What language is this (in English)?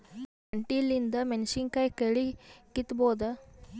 Kannada